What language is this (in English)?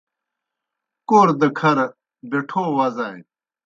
Kohistani Shina